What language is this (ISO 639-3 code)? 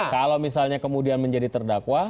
ind